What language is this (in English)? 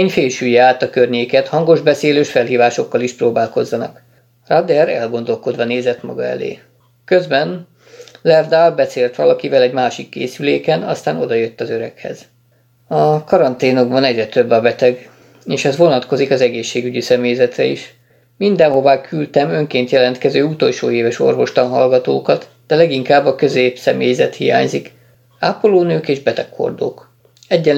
Hungarian